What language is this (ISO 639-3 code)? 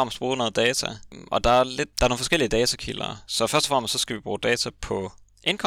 dan